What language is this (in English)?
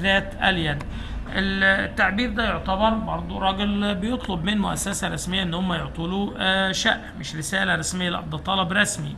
Arabic